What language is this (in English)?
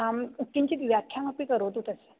Sanskrit